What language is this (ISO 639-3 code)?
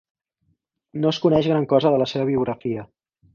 cat